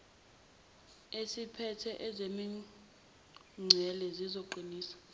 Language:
Zulu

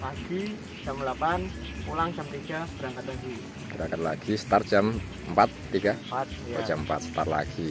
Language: Indonesian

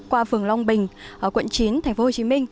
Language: Vietnamese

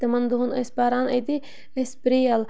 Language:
Kashmiri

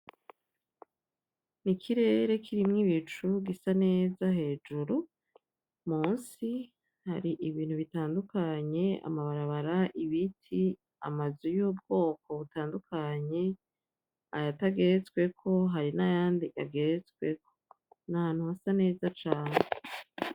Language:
Rundi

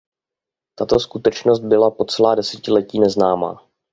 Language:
Czech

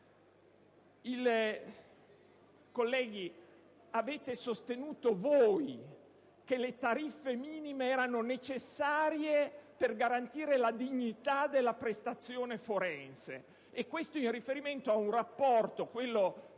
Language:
Italian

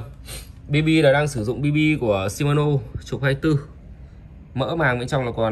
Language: Vietnamese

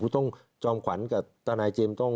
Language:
Thai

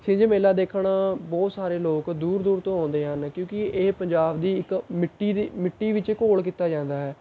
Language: Punjabi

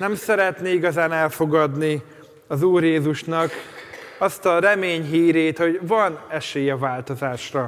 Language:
Hungarian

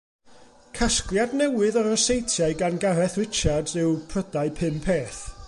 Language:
Welsh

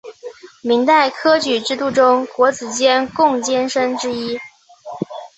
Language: Chinese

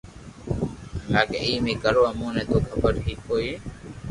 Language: Loarki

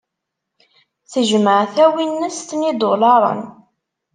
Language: Kabyle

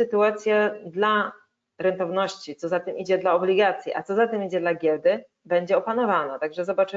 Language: Polish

